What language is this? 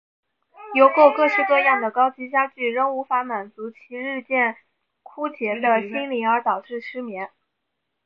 Chinese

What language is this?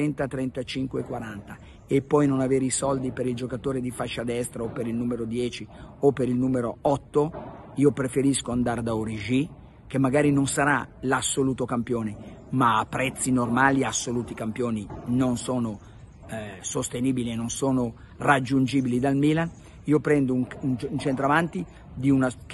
Italian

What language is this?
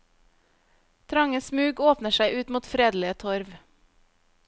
Norwegian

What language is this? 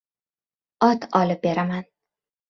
Uzbek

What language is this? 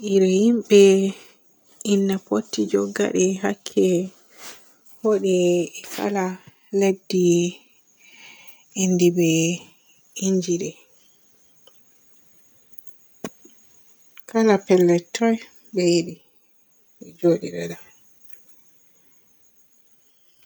Borgu Fulfulde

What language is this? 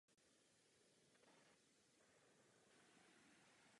Czech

